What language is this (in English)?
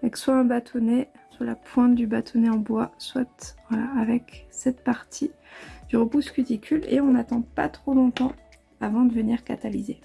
French